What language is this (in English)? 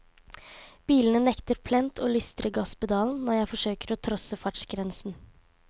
Norwegian